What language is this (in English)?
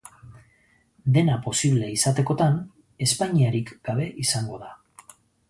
Basque